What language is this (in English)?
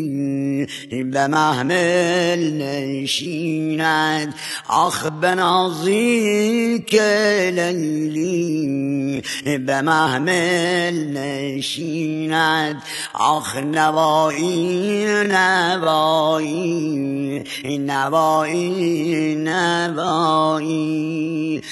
Persian